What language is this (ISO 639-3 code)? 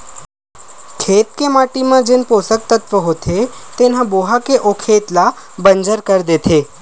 hne